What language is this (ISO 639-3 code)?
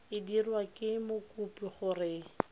tsn